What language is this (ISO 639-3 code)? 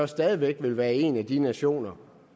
dan